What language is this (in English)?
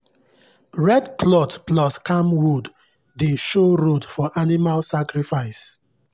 Nigerian Pidgin